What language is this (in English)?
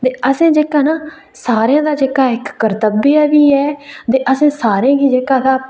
Dogri